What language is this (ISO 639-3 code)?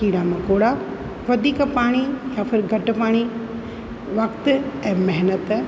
snd